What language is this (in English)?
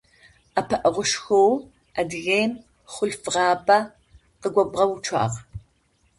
Adyghe